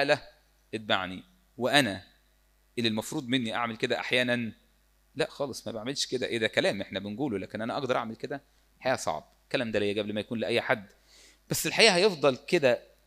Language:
Arabic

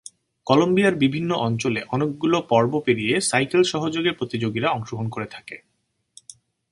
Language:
Bangla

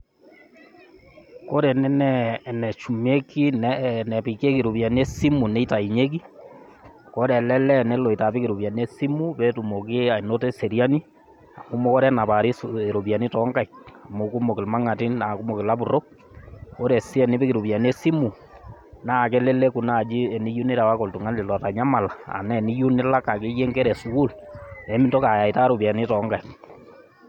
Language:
Masai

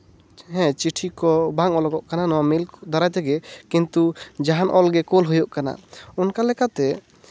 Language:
Santali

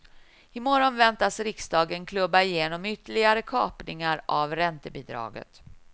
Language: Swedish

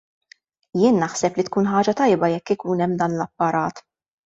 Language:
Maltese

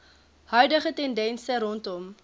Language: Afrikaans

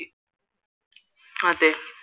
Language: Malayalam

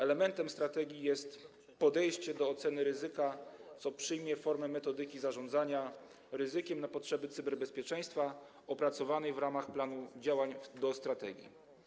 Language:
Polish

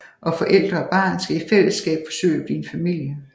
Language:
Danish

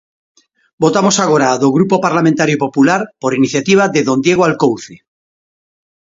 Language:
Galician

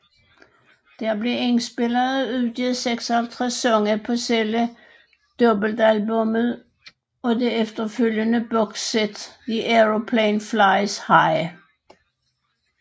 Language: Danish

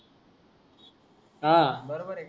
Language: Marathi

